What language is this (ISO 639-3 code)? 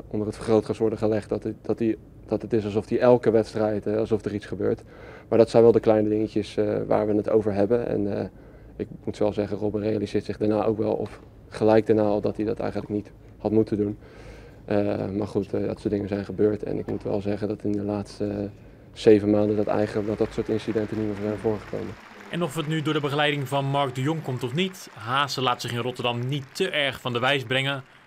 nld